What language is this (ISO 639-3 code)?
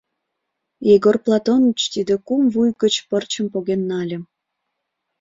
chm